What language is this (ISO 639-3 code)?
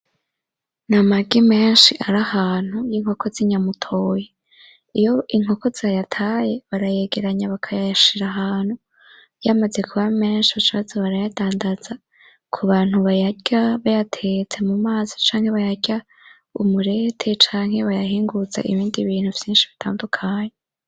run